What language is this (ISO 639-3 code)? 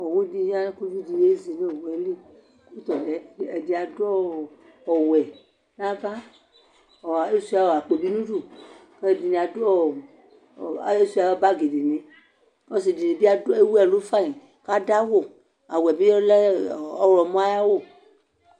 kpo